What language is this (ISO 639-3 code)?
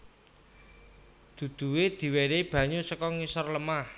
jav